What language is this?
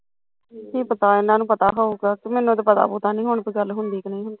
Punjabi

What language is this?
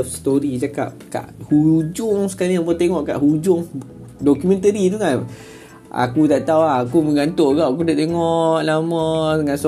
Malay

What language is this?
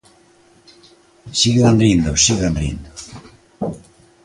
Galician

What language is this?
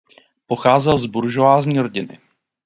Czech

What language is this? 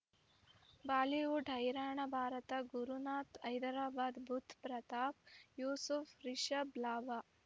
Kannada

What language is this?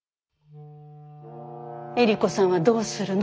Japanese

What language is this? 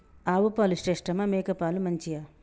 Telugu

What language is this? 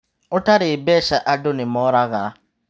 Kikuyu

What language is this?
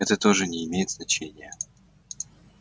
Russian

